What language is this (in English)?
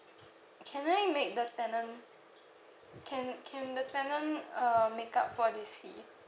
English